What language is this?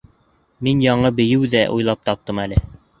Bashkir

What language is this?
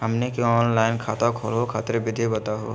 Magahi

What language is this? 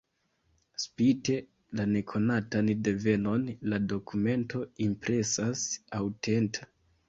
Esperanto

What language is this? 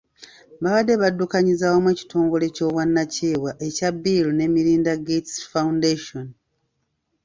Ganda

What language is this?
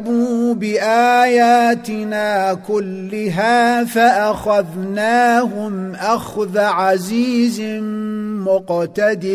Arabic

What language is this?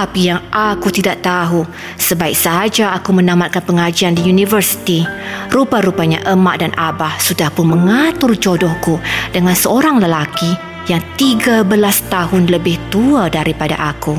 Malay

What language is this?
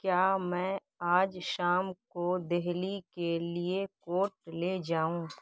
Urdu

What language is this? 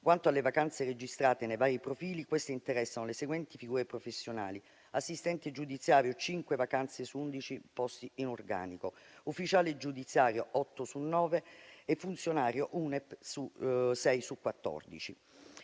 Italian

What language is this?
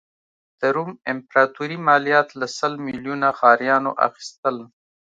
Pashto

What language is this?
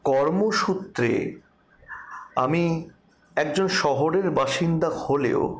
Bangla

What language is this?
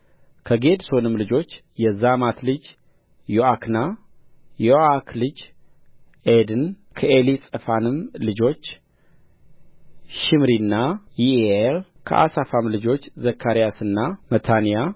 Amharic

